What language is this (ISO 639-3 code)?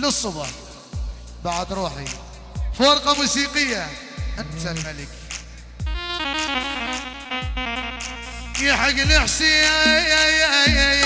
ara